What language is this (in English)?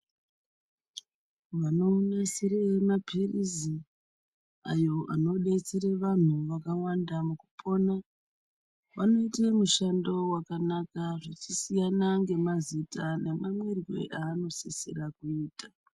Ndau